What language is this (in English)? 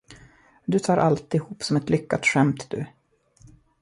Swedish